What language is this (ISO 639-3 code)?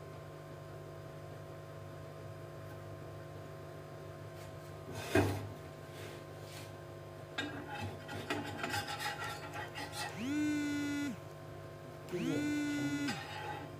hin